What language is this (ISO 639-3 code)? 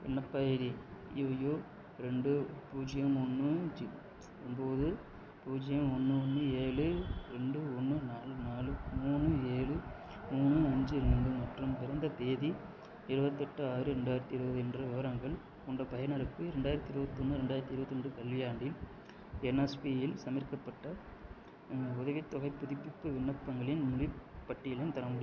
tam